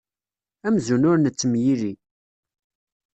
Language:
Kabyle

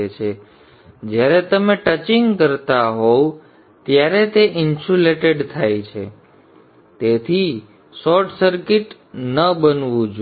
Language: Gujarati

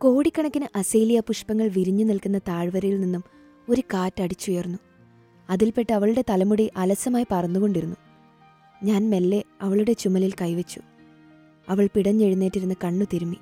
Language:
Malayalam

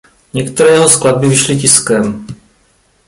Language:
Czech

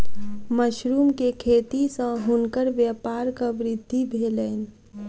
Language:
Maithili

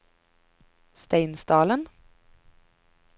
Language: Norwegian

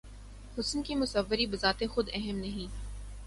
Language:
Urdu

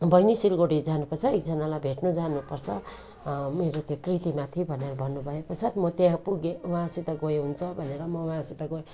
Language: Nepali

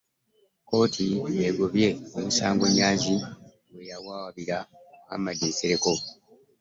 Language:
Ganda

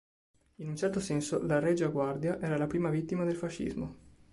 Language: Italian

